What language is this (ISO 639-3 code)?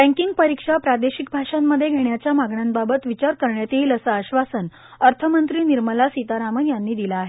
mar